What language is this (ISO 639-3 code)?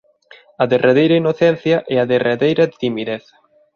glg